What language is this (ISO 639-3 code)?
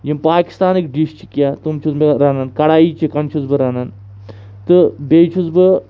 kas